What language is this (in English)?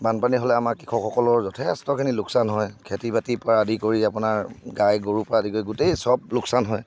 Assamese